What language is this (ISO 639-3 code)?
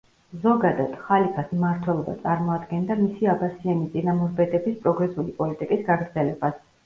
kat